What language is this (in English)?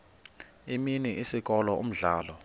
Xhosa